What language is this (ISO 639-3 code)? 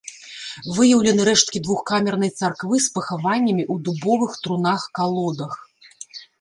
bel